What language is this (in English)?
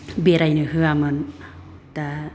Bodo